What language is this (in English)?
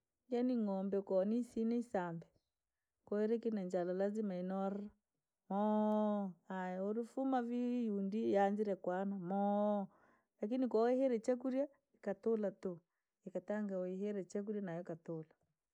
Langi